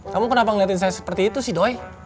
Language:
Indonesian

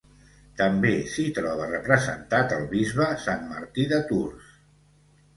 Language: Catalan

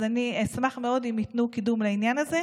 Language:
Hebrew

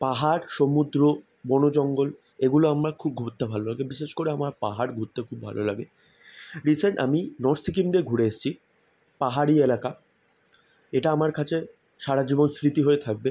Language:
Bangla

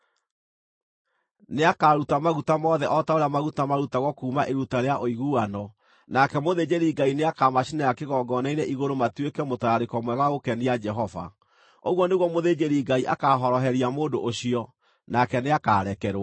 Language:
Kikuyu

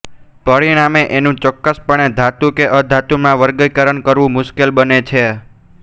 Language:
Gujarati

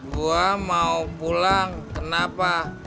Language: Indonesian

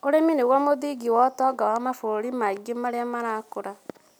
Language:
Kikuyu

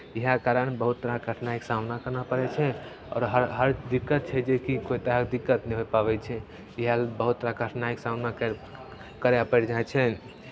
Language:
Maithili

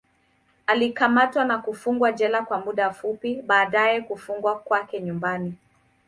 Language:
Swahili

